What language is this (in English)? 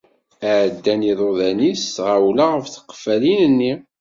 Kabyle